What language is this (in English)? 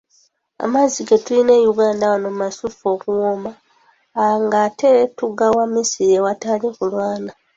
Ganda